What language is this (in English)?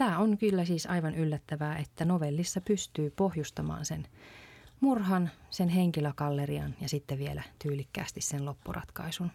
Finnish